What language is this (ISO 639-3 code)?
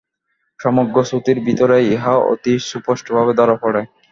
ben